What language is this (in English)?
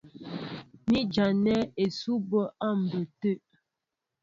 Mbo (Cameroon)